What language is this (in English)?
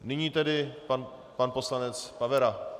Czech